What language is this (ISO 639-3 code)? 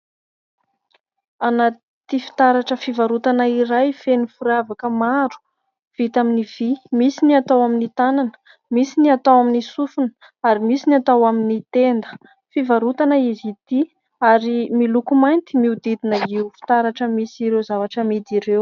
mlg